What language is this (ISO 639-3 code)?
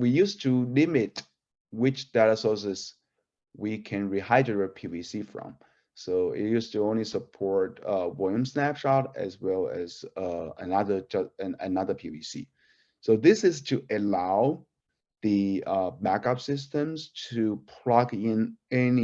eng